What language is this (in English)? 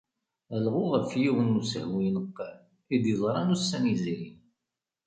Kabyle